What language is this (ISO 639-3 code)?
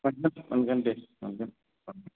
brx